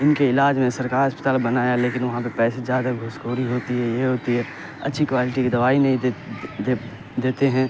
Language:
Urdu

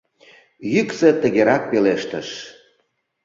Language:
Mari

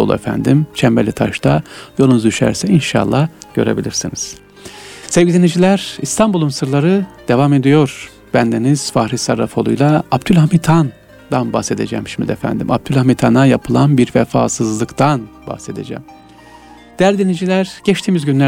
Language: Turkish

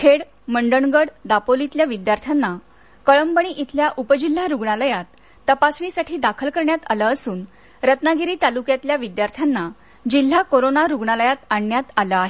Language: Marathi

